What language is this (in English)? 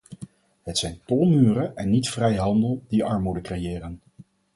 Dutch